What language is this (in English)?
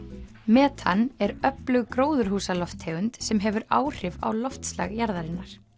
Icelandic